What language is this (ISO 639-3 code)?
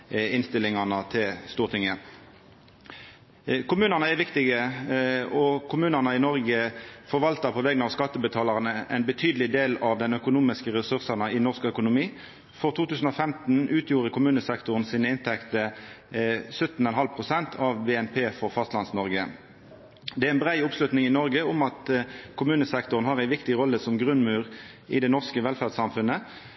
nno